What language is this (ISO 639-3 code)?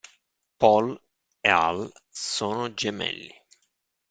ita